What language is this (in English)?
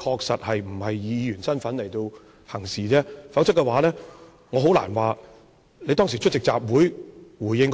Cantonese